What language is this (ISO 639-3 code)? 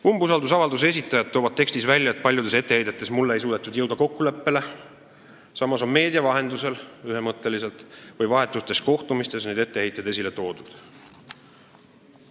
est